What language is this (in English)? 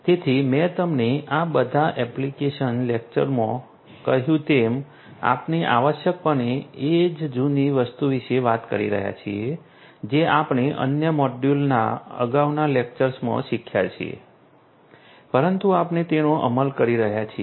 Gujarati